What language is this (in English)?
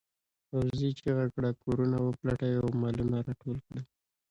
Pashto